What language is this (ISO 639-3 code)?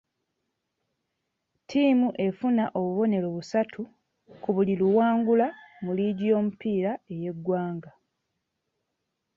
lug